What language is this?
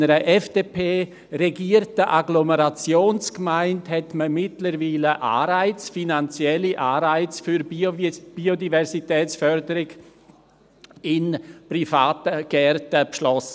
Swiss German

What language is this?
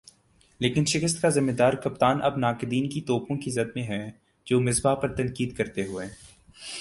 Urdu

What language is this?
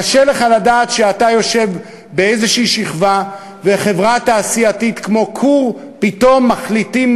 Hebrew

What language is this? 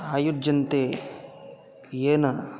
Sanskrit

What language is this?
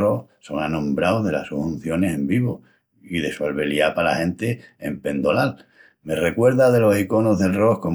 Extremaduran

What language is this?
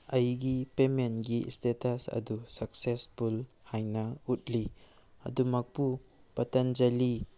Manipuri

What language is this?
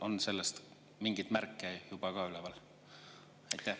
Estonian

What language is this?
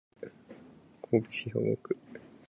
Japanese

